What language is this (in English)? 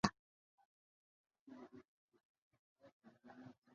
Ganda